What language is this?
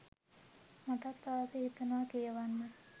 Sinhala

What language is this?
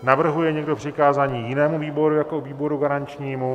Czech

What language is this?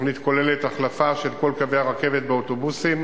Hebrew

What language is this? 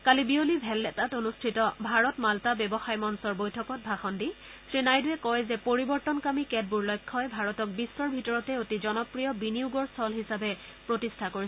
Assamese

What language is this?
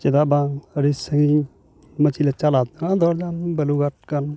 Santali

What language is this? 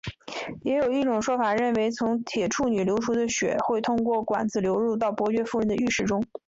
Chinese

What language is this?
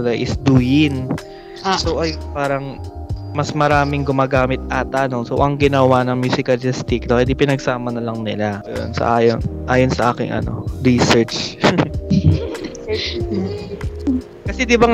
Filipino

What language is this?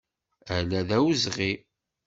Kabyle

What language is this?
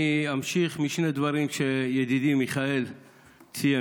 Hebrew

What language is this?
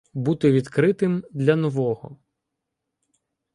Ukrainian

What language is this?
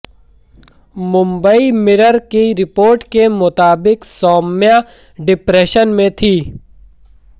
Hindi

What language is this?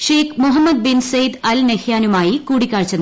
Malayalam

